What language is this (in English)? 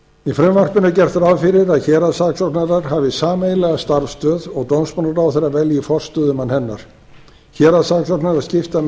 Icelandic